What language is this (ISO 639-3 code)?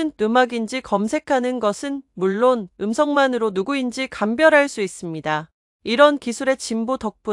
kor